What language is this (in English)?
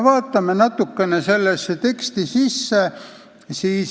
Estonian